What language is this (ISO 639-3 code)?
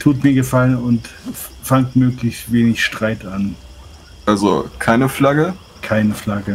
deu